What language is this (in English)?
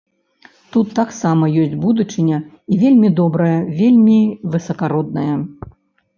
Belarusian